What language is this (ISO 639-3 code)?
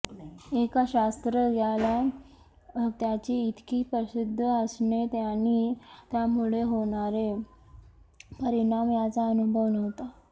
mar